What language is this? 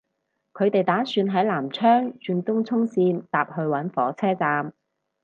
Cantonese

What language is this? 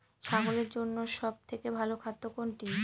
Bangla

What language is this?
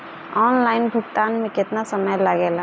Bhojpuri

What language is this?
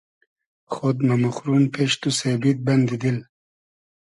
Hazaragi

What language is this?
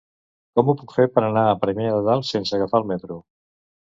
Catalan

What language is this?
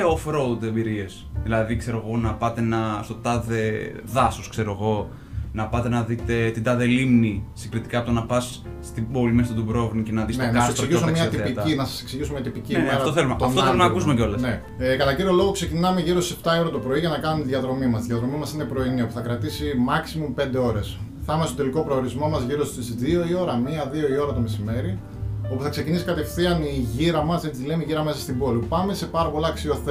Greek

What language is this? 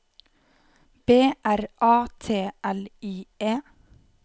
Norwegian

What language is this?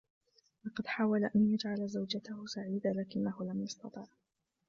Arabic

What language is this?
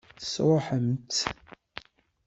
Kabyle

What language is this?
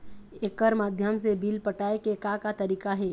Chhattisgarhi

